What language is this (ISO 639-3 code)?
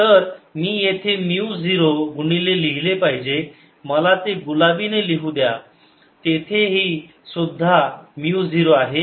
mar